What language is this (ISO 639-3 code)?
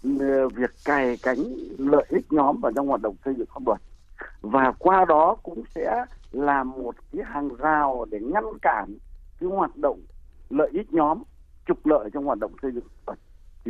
vie